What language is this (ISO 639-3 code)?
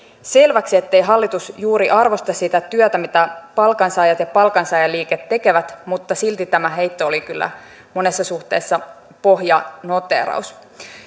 fin